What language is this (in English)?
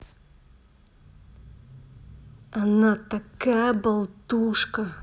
Russian